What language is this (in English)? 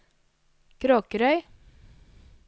Norwegian